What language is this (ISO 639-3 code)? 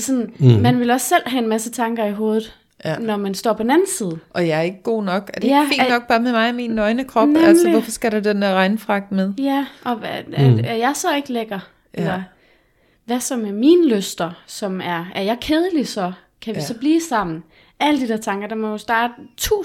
dan